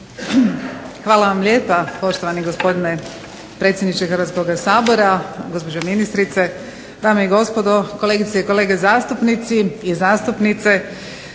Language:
Croatian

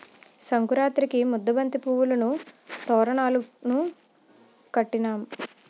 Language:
Telugu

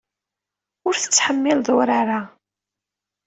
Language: Kabyle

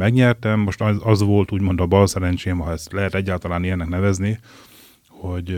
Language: Hungarian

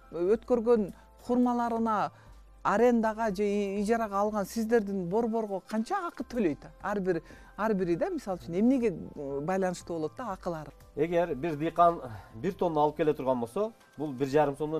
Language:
Turkish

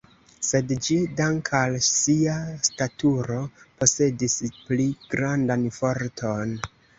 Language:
Esperanto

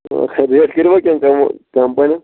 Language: Kashmiri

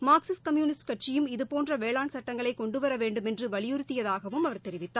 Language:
Tamil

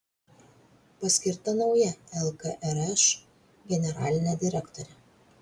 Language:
Lithuanian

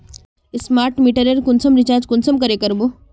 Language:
Magahi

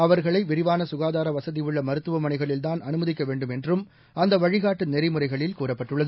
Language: Tamil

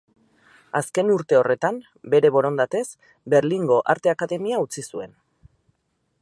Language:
Basque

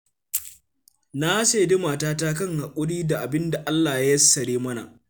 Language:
Hausa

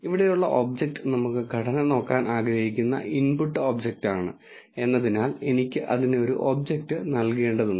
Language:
Malayalam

